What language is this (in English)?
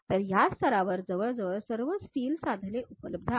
Marathi